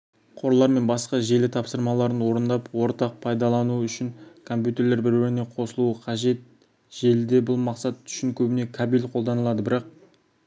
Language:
Kazakh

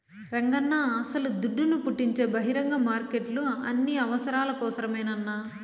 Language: Telugu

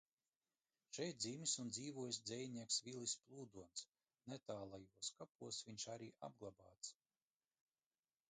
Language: Latvian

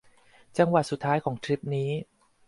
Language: Thai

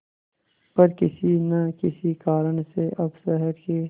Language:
Hindi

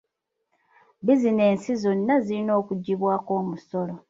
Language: Ganda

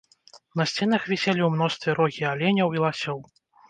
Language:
Belarusian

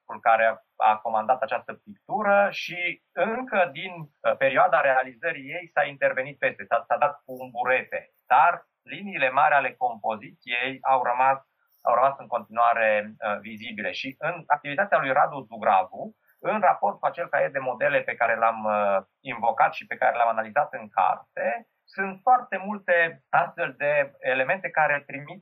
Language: Romanian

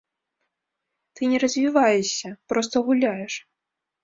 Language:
Belarusian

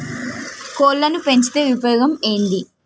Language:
Telugu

